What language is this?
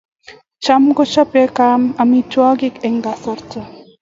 Kalenjin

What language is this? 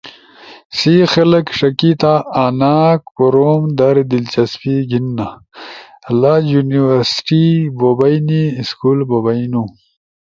Ushojo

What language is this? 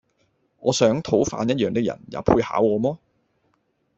Cantonese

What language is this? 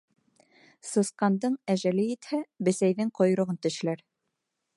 Bashkir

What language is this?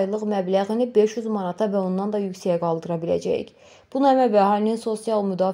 Turkish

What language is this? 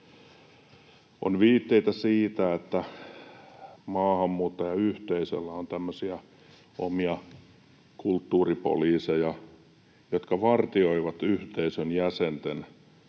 Finnish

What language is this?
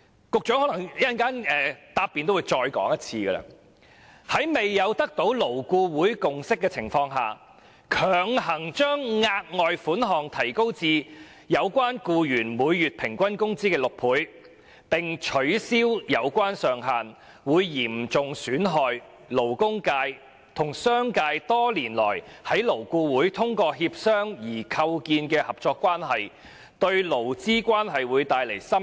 Cantonese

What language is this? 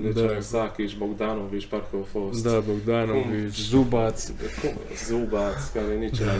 Romanian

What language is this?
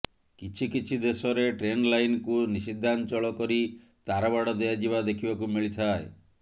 Odia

